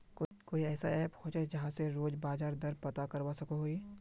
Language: Magahi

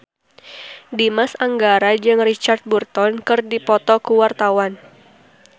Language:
Sundanese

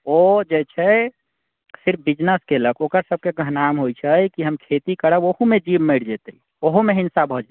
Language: Maithili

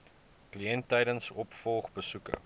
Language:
Afrikaans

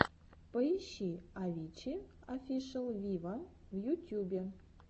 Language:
Russian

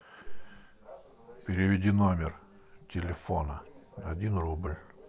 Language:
Russian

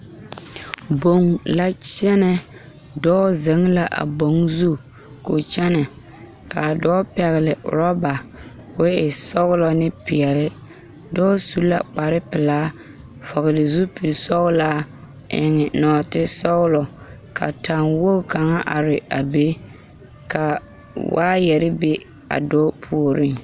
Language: Southern Dagaare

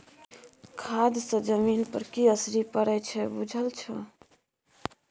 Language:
Maithili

